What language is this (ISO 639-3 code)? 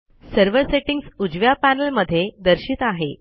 mar